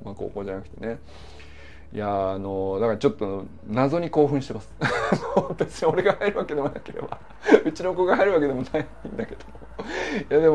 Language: Japanese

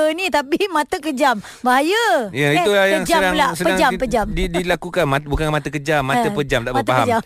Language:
Malay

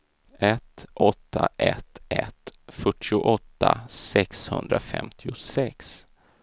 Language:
Swedish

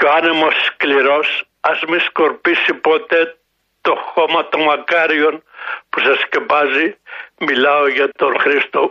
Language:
Greek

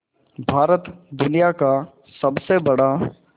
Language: Hindi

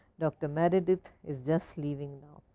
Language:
English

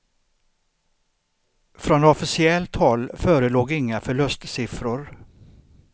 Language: Swedish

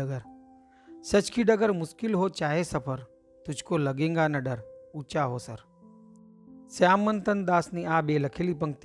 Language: Hindi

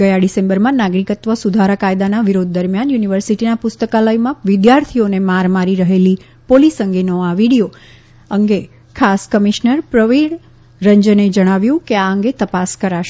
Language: Gujarati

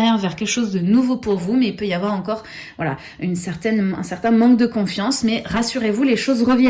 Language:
French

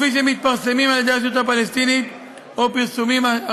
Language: Hebrew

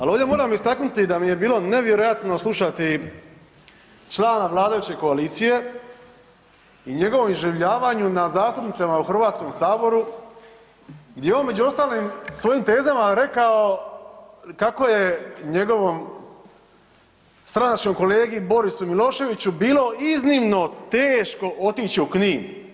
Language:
Croatian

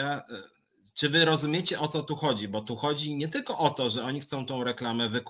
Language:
Polish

